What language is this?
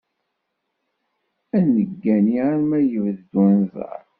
Kabyle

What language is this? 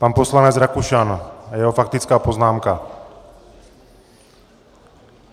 Czech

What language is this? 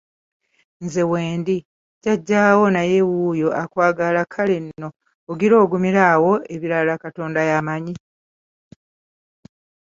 Ganda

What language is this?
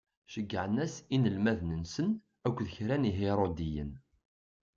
Kabyle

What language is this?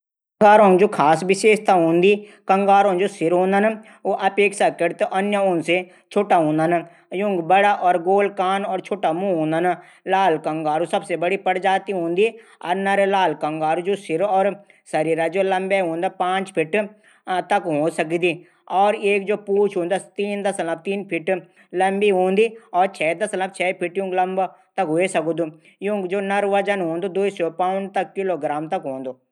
Garhwali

